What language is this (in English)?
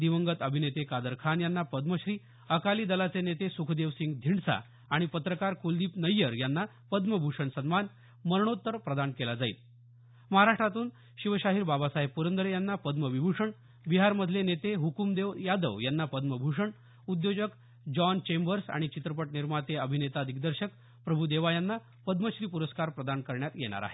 Marathi